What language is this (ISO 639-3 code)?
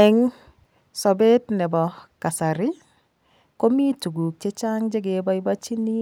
kln